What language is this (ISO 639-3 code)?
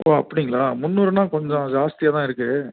tam